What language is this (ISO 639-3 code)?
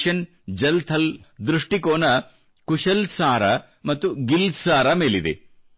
kan